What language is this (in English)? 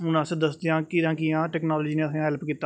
Dogri